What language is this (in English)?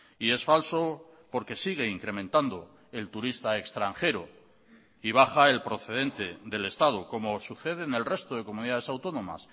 Spanish